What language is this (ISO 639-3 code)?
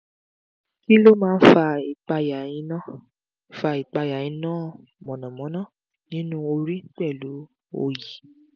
yor